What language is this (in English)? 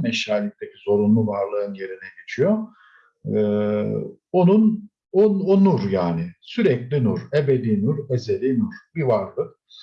Turkish